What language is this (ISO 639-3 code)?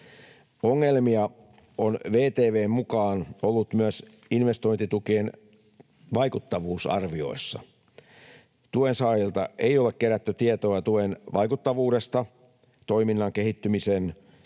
fin